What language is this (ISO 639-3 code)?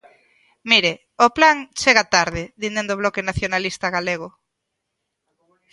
glg